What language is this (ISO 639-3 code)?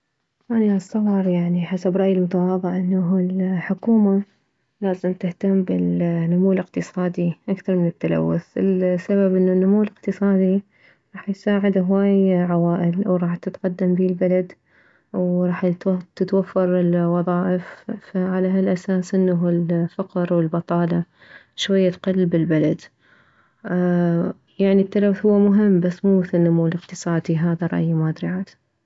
acm